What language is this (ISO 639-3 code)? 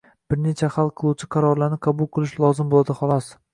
uzb